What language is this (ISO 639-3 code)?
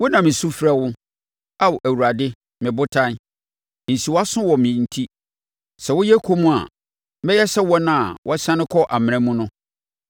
aka